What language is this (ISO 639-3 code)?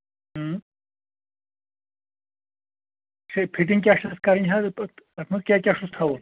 kas